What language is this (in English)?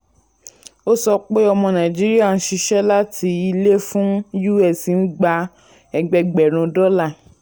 Yoruba